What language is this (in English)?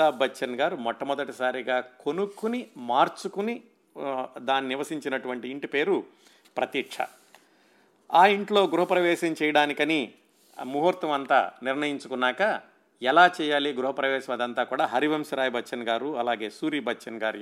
Telugu